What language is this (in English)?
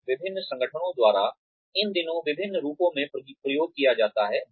Hindi